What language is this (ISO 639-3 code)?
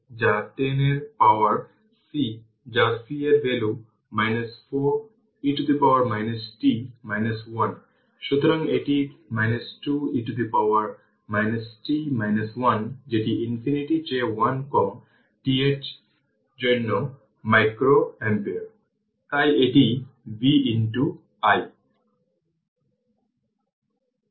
ben